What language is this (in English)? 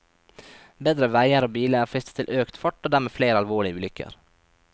Norwegian